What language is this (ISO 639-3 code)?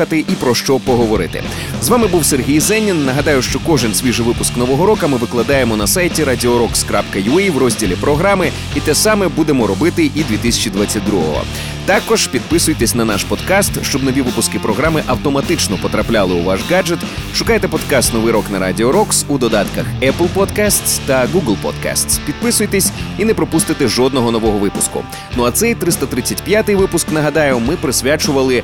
ukr